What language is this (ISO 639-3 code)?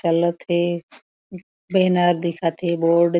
hne